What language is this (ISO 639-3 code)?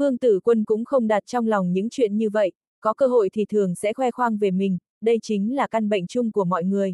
vie